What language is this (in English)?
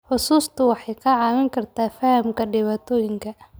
Somali